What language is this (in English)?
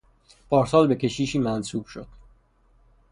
Persian